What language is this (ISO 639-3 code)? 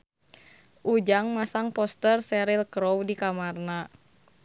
sun